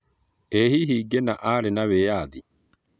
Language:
Kikuyu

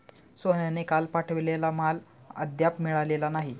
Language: Marathi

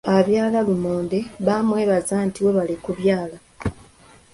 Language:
Ganda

